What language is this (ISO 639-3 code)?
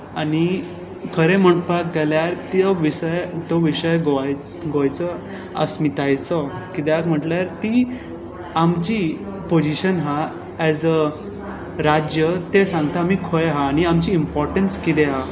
kok